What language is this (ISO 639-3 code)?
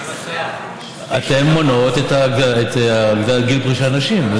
heb